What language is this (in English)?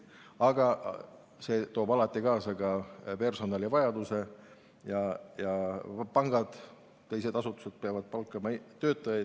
Estonian